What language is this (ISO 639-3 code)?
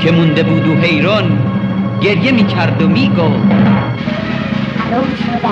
fas